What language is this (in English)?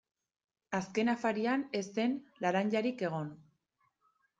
Basque